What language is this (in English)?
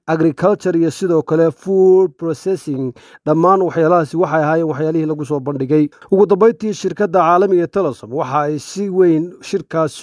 Arabic